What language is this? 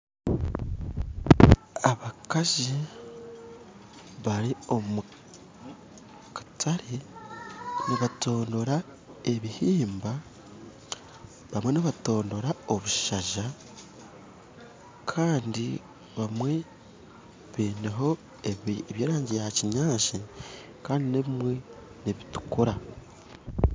Nyankole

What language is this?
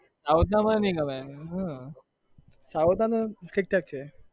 Gujarati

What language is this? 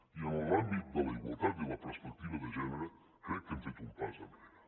Catalan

